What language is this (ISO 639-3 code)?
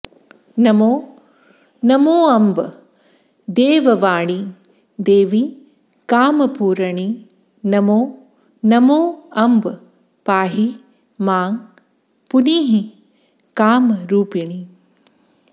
san